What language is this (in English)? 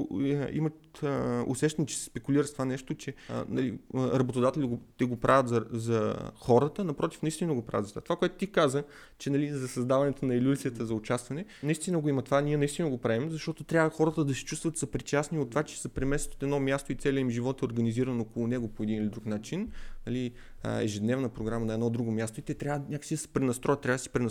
Bulgarian